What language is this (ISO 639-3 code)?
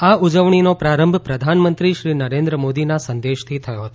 guj